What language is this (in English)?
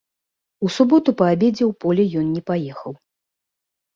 Belarusian